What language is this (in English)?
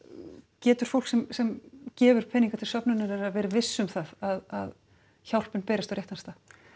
Icelandic